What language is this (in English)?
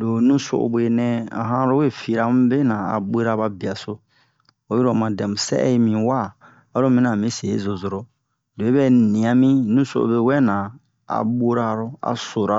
Bomu